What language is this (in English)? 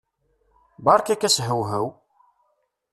Kabyle